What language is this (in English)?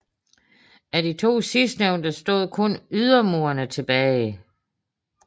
Danish